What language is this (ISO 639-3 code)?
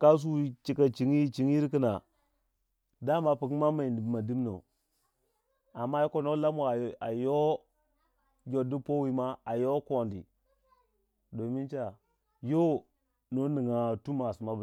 wja